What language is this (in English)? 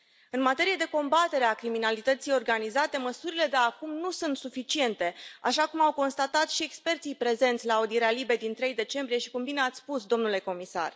Romanian